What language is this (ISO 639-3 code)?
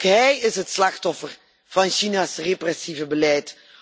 nld